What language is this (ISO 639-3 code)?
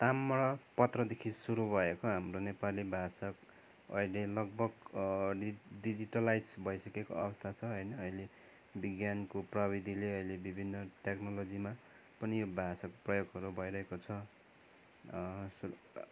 nep